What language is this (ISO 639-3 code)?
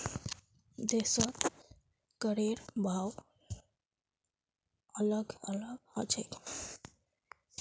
mag